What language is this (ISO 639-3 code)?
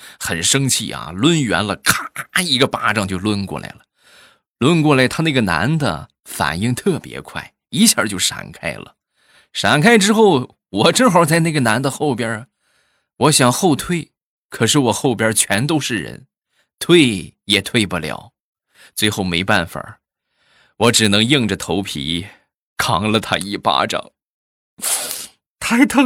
zho